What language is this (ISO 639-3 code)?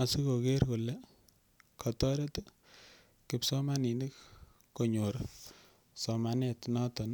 kln